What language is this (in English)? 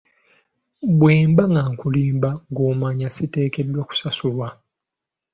Ganda